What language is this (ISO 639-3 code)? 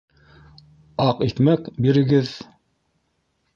bak